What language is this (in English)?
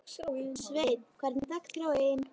Icelandic